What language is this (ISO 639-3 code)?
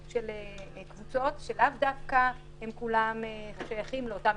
heb